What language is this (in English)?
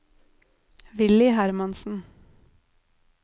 Norwegian